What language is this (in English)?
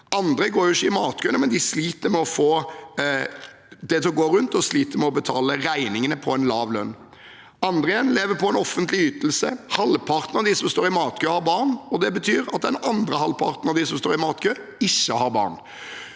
Norwegian